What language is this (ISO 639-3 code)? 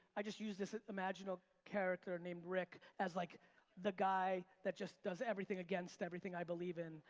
eng